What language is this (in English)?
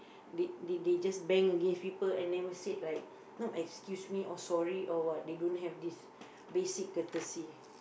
English